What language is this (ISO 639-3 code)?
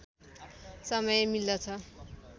nep